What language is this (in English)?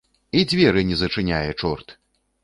Belarusian